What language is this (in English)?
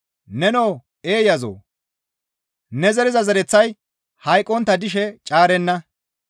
Gamo